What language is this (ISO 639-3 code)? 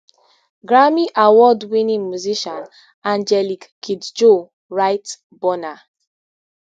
pcm